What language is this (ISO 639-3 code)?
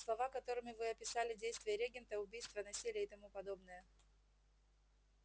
rus